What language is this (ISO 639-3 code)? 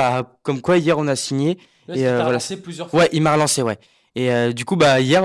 fra